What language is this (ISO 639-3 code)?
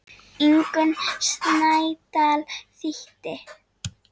isl